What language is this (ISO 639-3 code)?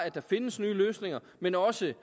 dan